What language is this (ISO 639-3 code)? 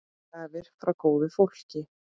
isl